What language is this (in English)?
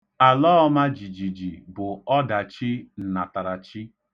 Igbo